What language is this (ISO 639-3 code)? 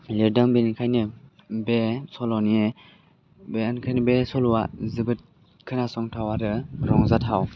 brx